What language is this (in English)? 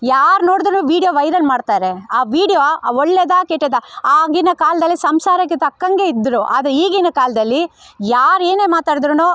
Kannada